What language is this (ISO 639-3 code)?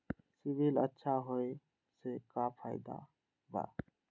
mag